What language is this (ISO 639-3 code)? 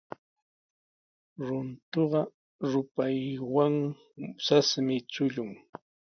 qws